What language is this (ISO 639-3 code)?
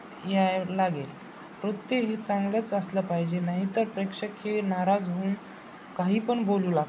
mar